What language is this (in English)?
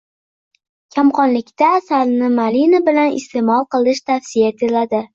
Uzbek